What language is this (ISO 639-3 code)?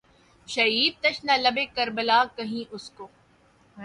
urd